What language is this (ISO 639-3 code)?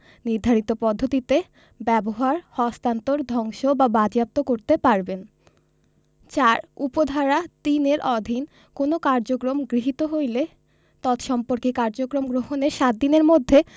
ben